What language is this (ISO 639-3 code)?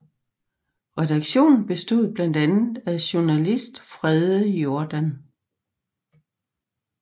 dan